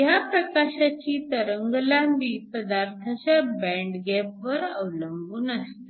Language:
Marathi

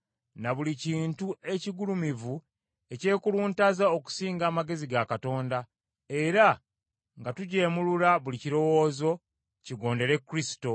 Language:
Ganda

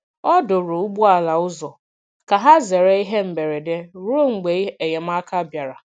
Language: Igbo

